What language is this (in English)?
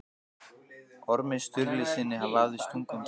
Icelandic